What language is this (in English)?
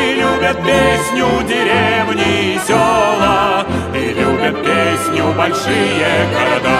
Russian